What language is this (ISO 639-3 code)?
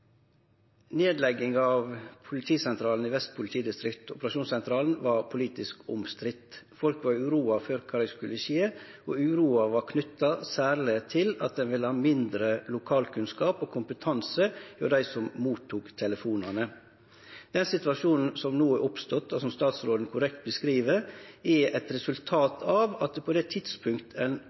nno